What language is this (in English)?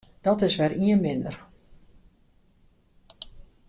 Western Frisian